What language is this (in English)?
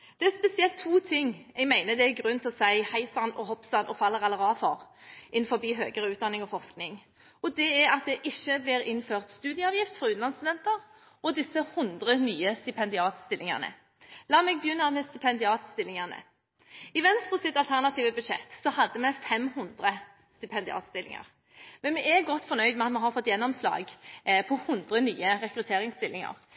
Norwegian Bokmål